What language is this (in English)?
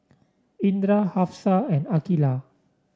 English